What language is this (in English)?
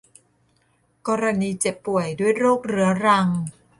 Thai